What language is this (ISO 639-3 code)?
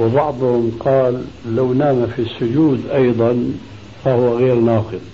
ara